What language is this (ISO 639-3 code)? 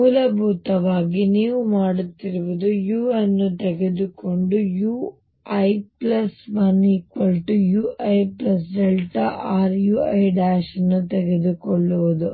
kan